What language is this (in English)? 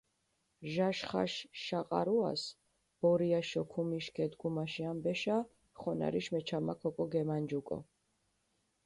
Mingrelian